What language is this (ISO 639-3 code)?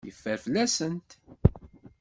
kab